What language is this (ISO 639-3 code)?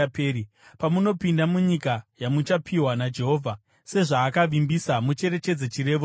sna